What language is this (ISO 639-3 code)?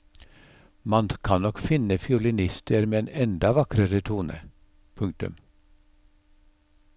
nor